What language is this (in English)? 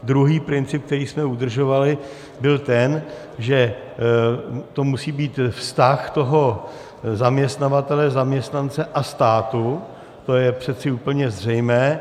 Czech